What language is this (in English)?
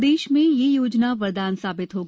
Hindi